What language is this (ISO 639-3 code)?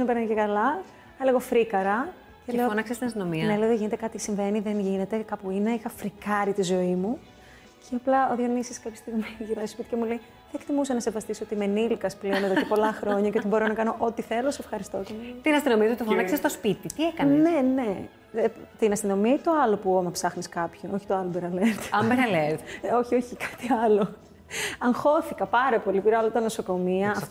ell